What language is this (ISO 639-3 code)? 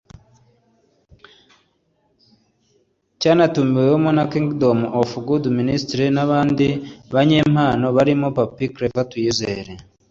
kin